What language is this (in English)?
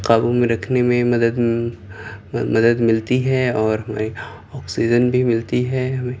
Urdu